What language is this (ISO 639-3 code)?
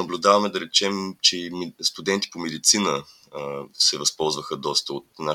bul